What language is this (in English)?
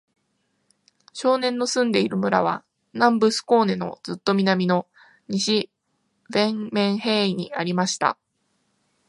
Japanese